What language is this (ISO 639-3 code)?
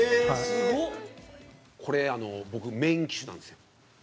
jpn